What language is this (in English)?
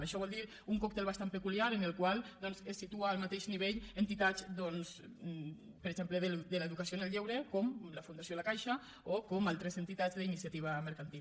Catalan